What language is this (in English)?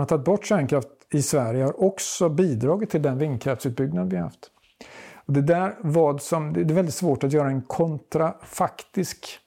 Swedish